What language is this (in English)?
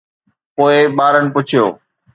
Sindhi